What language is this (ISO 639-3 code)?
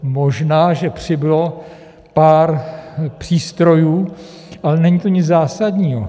ces